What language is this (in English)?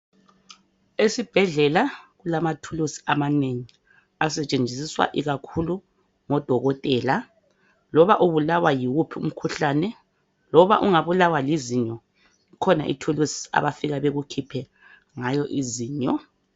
North Ndebele